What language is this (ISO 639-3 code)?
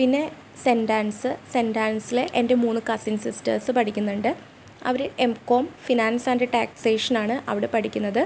mal